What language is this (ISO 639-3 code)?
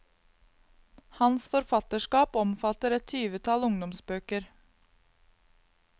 nor